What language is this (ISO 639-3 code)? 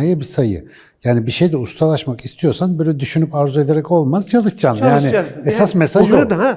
tur